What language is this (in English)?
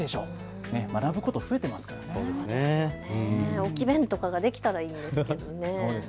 Japanese